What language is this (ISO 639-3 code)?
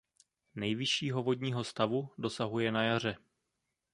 ces